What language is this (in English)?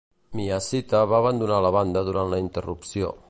Catalan